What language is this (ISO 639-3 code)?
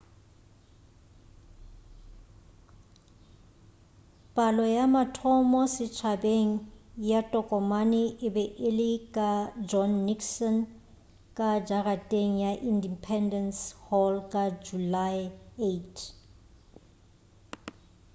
nso